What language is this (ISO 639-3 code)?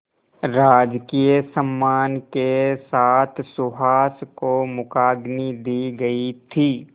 hin